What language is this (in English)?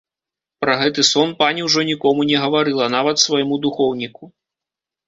Belarusian